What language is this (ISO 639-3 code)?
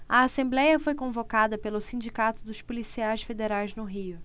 por